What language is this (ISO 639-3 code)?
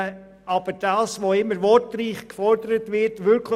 gsw